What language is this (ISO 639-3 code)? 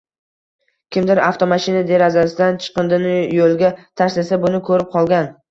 uzb